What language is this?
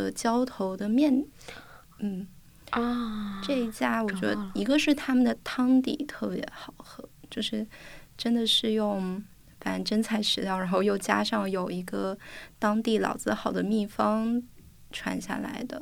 Chinese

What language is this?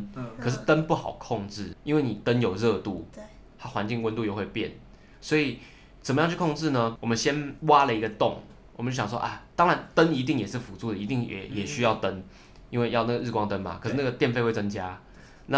Chinese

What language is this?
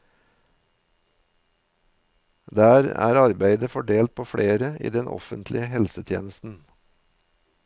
Norwegian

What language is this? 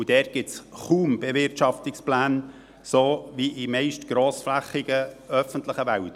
Swiss German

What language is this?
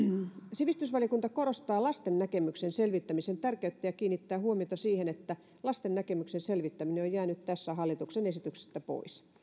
Finnish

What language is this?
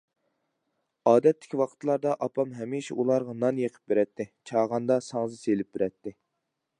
Uyghur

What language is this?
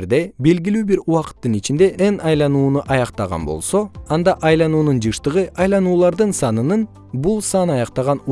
Kyrgyz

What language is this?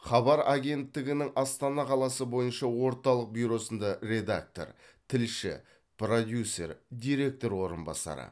Kazakh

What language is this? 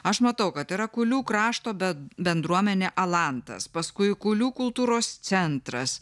Lithuanian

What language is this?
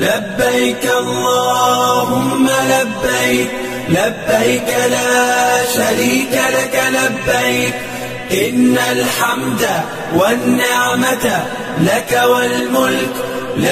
Arabic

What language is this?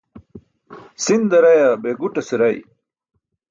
Burushaski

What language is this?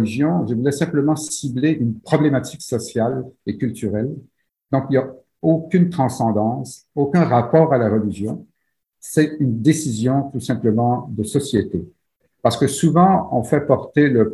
French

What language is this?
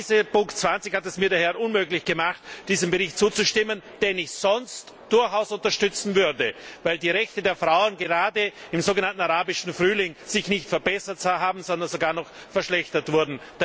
German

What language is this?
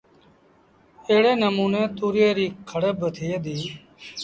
Sindhi Bhil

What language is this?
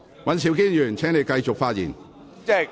Cantonese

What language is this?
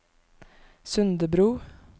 Norwegian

